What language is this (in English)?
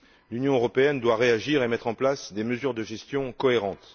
French